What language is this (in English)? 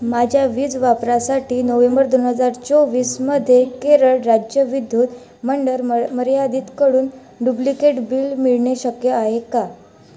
Marathi